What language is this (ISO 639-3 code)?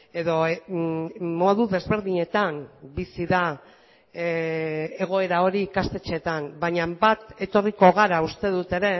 eus